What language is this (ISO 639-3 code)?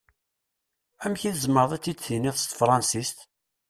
kab